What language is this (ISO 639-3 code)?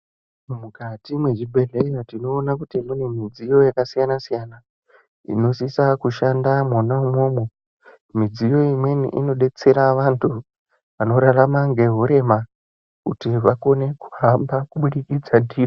ndc